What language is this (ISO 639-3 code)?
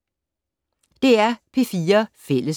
dan